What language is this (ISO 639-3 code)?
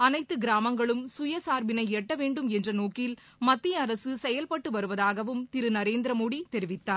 tam